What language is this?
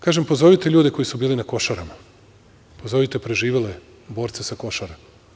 Serbian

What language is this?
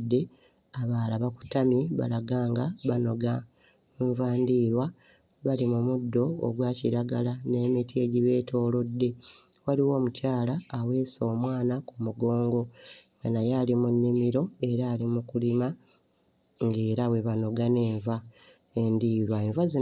Ganda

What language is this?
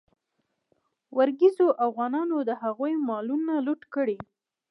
Pashto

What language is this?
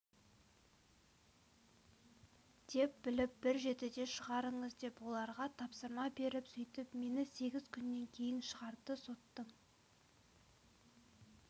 Kazakh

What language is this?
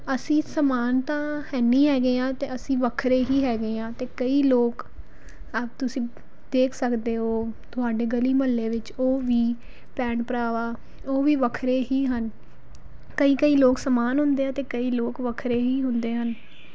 Punjabi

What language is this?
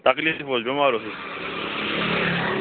Kashmiri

